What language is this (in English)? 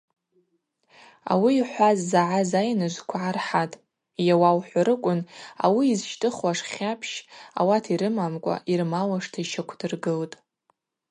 Abaza